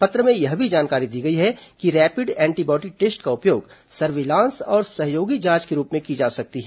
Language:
Hindi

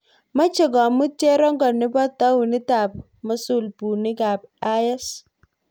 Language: Kalenjin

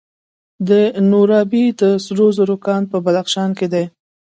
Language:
Pashto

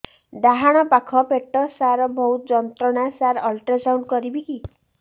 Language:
Odia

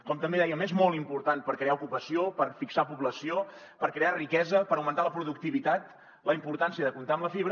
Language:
Catalan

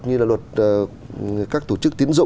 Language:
Vietnamese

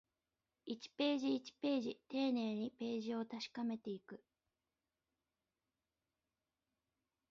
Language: Japanese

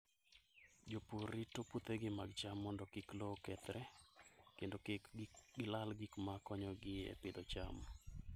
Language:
Luo (Kenya and Tanzania)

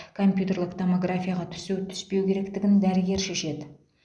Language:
Kazakh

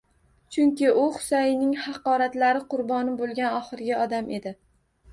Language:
Uzbek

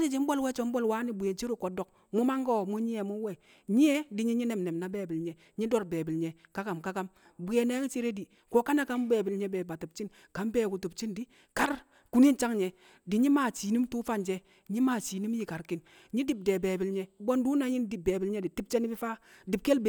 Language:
Kamo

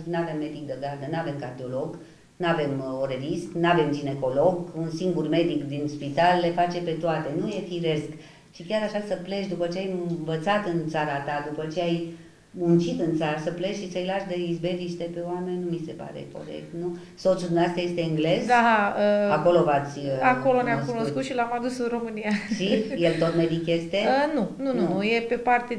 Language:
Romanian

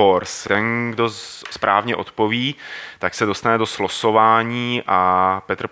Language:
Czech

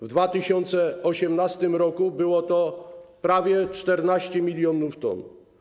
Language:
Polish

